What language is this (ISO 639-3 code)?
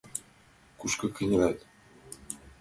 chm